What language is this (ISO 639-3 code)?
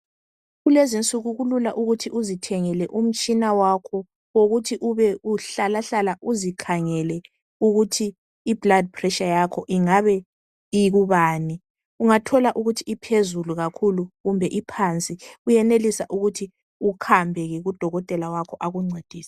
nde